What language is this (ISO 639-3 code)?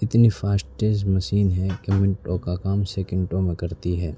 urd